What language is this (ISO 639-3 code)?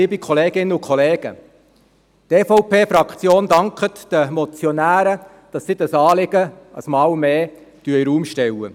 gsw